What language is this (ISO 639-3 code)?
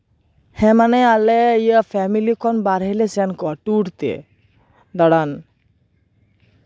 sat